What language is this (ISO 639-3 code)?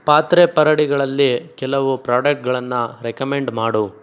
kan